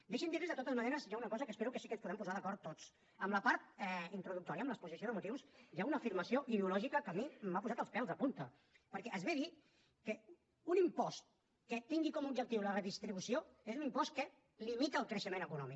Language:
Catalan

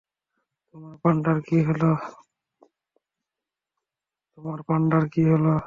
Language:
Bangla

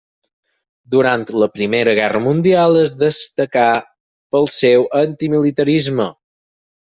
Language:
Catalan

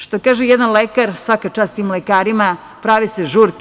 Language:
Serbian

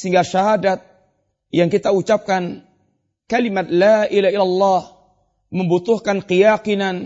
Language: Malay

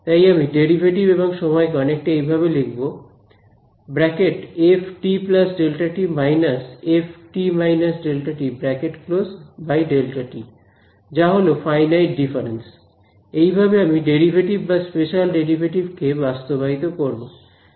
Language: Bangla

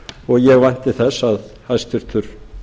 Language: Icelandic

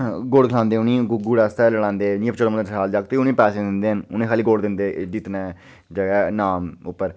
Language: Dogri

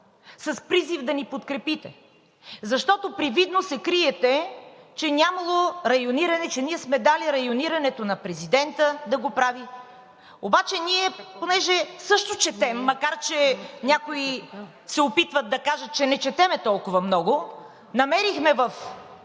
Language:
Bulgarian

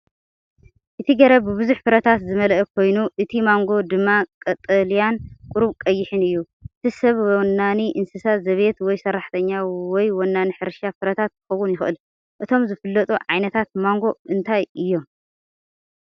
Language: Tigrinya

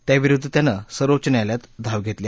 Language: Marathi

